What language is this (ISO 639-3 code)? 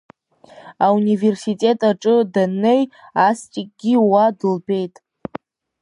abk